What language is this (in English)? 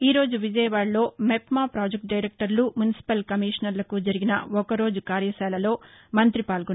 Telugu